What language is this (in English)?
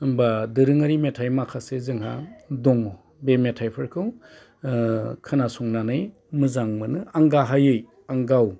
Bodo